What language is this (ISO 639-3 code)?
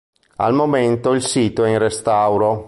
ita